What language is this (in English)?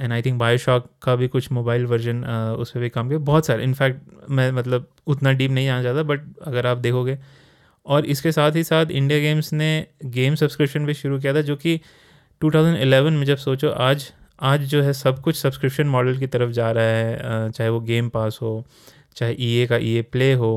Hindi